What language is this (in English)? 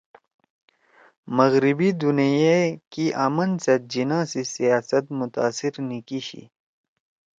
Torwali